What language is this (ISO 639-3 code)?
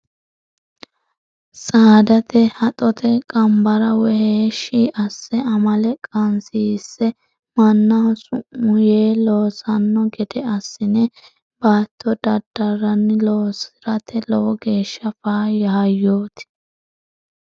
sid